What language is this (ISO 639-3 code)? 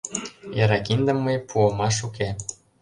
chm